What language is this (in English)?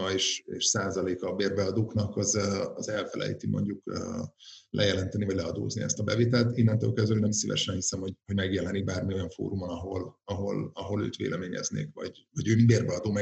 Hungarian